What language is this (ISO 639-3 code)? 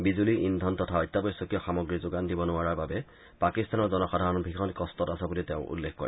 asm